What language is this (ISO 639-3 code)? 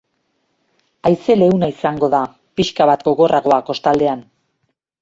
eus